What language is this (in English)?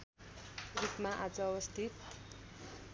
Nepali